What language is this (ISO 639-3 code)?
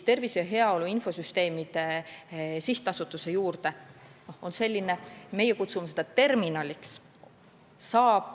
est